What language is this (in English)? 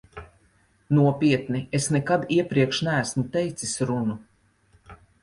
Latvian